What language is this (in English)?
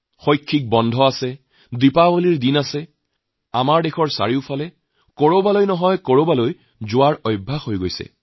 Assamese